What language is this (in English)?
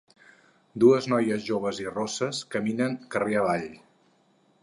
Catalan